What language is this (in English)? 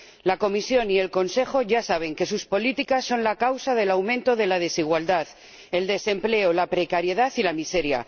Spanish